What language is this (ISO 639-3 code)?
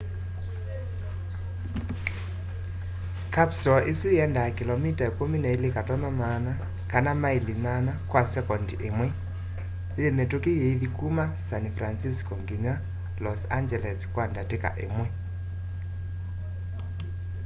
kam